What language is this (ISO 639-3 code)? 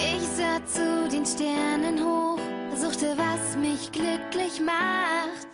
ces